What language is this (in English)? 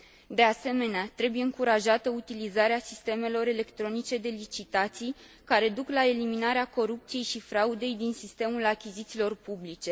Romanian